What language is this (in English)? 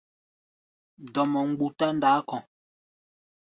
Gbaya